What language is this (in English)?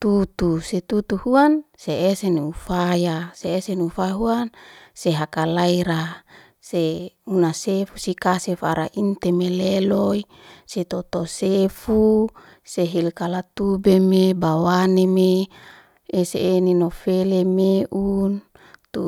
Liana-Seti